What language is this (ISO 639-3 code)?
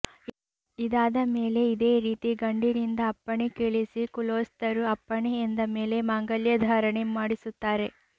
kan